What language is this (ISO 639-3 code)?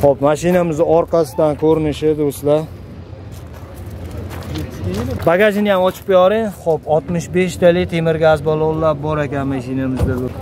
tur